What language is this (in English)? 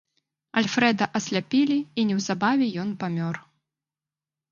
Belarusian